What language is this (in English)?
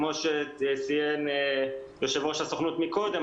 Hebrew